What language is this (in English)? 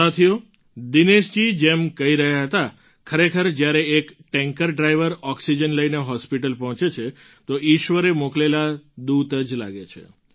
Gujarati